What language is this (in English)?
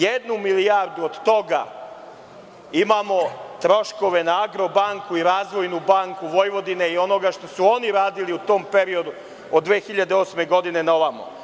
Serbian